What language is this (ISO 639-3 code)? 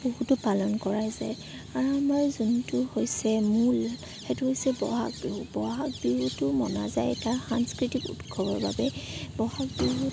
asm